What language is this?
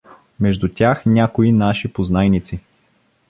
Bulgarian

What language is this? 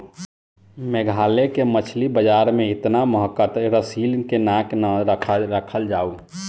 Bhojpuri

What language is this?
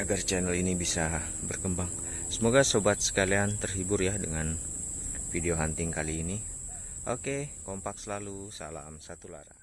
Indonesian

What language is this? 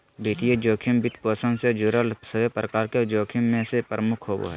Magahi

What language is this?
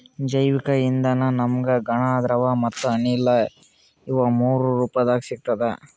Kannada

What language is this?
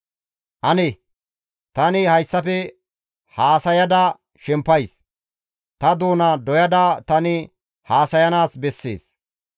Gamo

